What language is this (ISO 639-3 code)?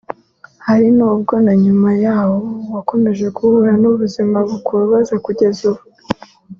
kin